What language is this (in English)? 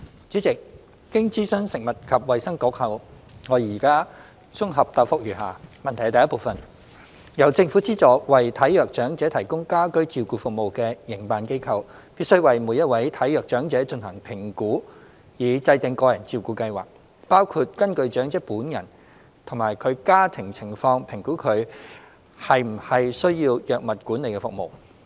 Cantonese